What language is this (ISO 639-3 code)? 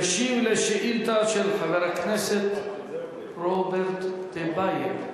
heb